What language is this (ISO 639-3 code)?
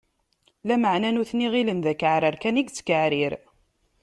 kab